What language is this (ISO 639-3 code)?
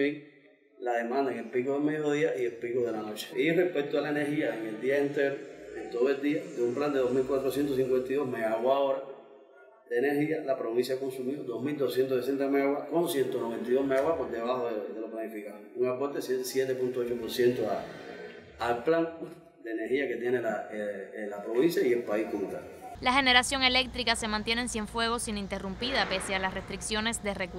spa